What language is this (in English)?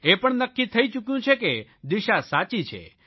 Gujarati